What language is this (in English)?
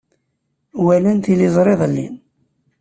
Kabyle